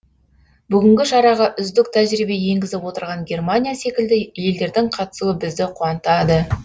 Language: Kazakh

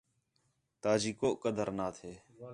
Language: Khetrani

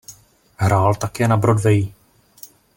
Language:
Czech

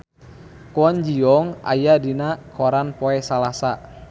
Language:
Sundanese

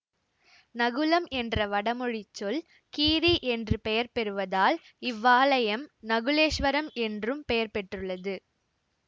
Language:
Tamil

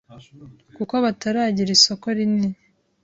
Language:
Kinyarwanda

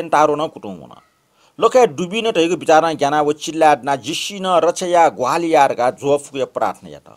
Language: Korean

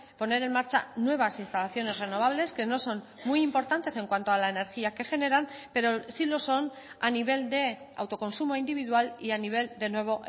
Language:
Spanish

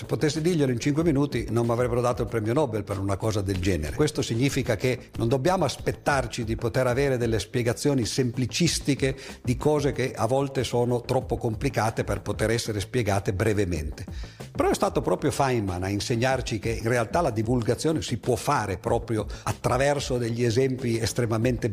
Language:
Italian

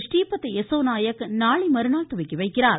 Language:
Tamil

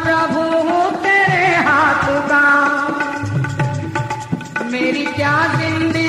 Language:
Hindi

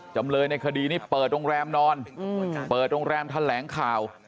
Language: Thai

